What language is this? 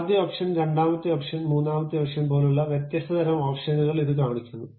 Malayalam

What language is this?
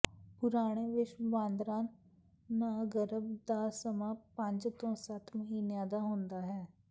Punjabi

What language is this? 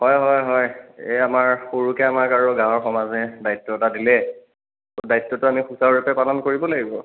Assamese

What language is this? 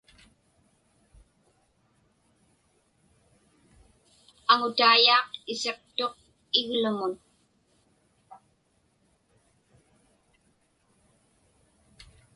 Inupiaq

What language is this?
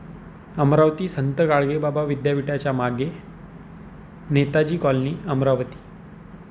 Marathi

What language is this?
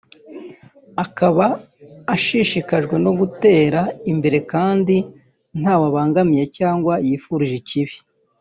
Kinyarwanda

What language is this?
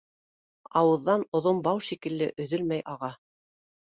Bashkir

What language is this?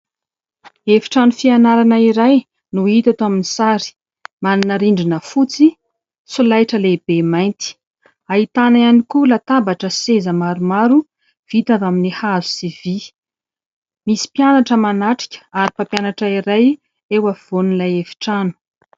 Malagasy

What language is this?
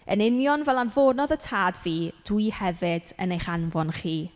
Welsh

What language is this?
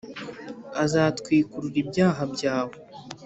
Kinyarwanda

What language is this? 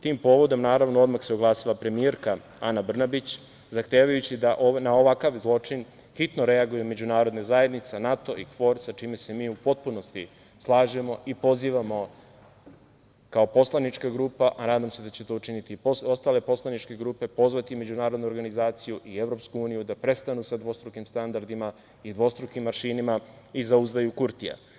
Serbian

